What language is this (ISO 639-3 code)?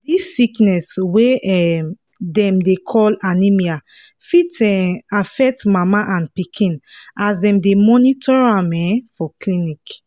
pcm